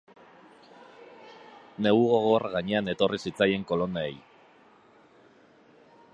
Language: Basque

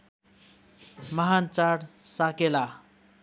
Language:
Nepali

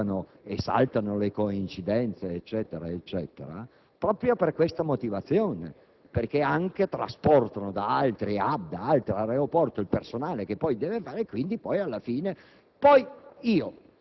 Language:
Italian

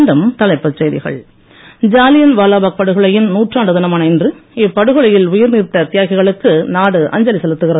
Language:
Tamil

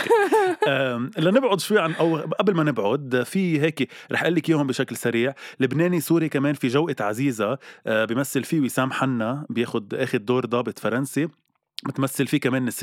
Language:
Arabic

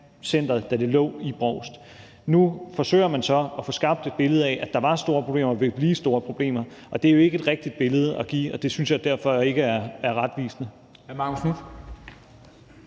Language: Danish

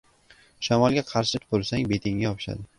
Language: Uzbek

